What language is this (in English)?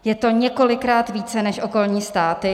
Czech